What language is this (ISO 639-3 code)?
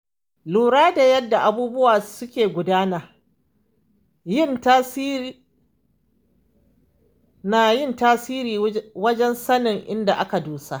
hau